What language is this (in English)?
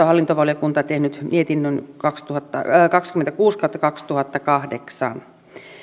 Finnish